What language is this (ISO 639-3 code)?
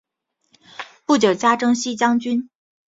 zho